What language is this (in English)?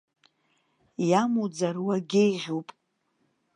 Abkhazian